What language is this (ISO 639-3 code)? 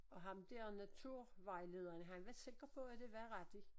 dan